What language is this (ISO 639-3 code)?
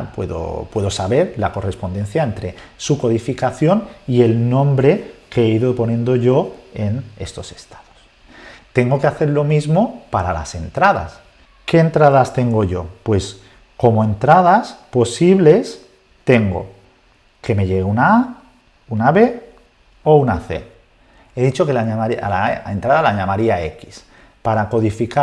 spa